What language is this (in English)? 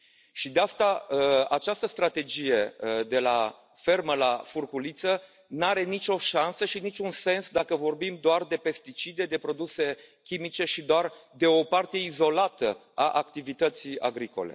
Romanian